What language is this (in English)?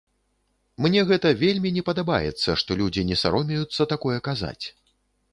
Belarusian